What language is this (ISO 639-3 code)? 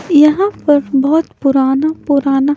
hin